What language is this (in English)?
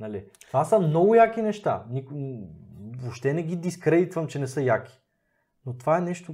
Bulgarian